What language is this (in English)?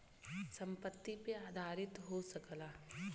Bhojpuri